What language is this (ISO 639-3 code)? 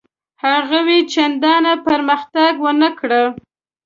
pus